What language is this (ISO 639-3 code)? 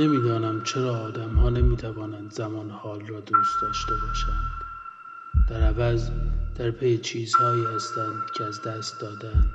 fas